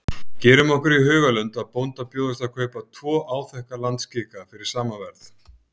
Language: Icelandic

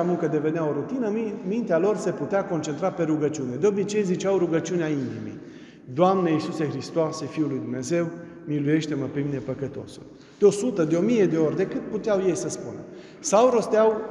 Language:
Romanian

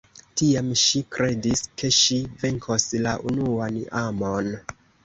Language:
Esperanto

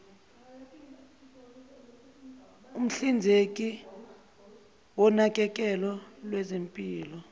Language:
Zulu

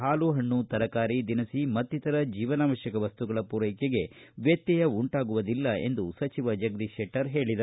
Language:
Kannada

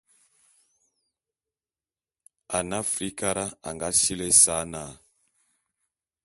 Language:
Bulu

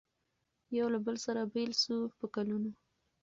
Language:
Pashto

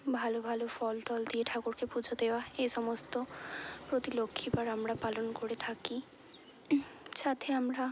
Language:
Bangla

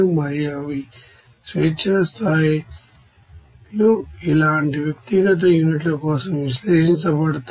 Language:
Telugu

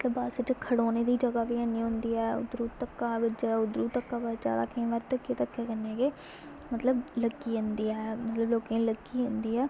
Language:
Dogri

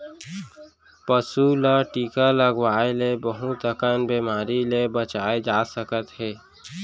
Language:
Chhattisgarhi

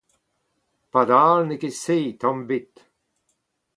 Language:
Breton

